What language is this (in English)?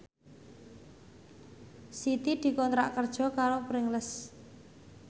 Javanese